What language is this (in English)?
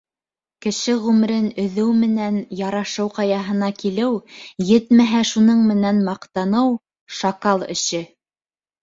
Bashkir